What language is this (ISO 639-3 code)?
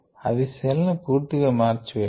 tel